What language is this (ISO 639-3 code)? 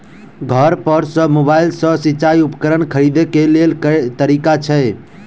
mai